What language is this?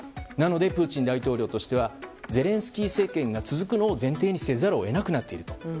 Japanese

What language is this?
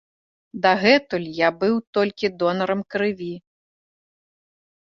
Belarusian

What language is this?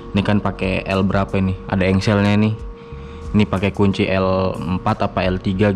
Indonesian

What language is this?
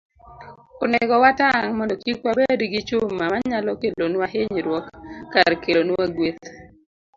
Luo (Kenya and Tanzania)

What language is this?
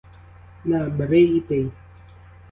Ukrainian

